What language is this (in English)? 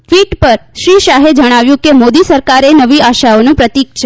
Gujarati